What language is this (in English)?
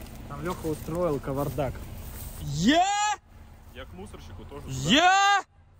Russian